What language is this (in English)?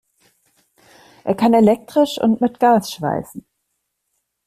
German